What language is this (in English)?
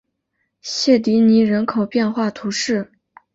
Chinese